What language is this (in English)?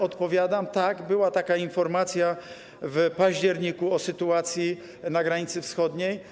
Polish